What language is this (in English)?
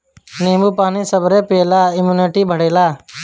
Bhojpuri